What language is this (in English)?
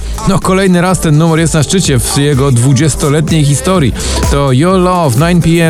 Polish